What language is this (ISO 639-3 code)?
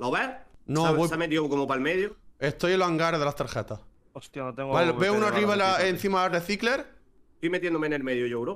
spa